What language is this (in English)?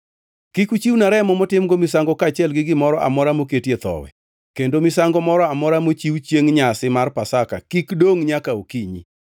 Luo (Kenya and Tanzania)